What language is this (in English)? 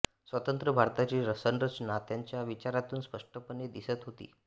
Marathi